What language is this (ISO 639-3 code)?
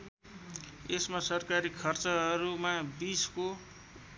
nep